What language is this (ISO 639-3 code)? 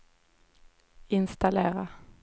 swe